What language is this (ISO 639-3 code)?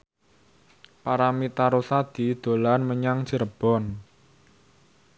jav